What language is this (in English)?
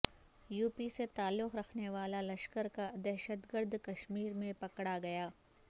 Urdu